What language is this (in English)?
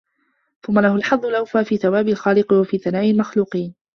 Arabic